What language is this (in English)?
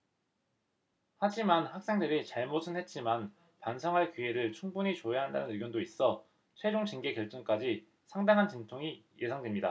Korean